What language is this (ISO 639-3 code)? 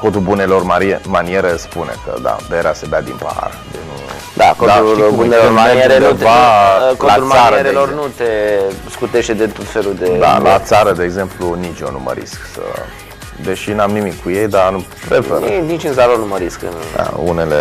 ron